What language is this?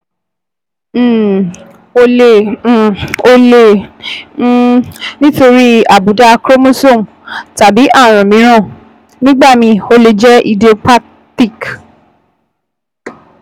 Yoruba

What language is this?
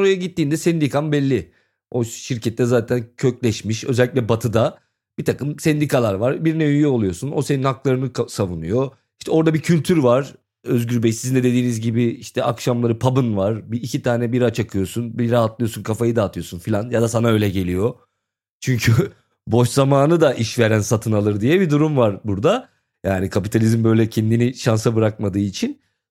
Turkish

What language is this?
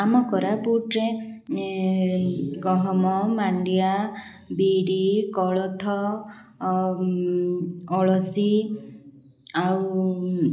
Odia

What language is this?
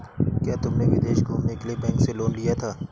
Hindi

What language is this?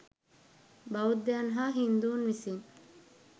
Sinhala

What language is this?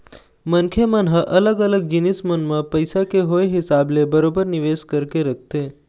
Chhattisgarhi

